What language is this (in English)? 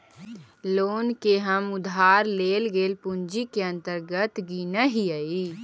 Magahi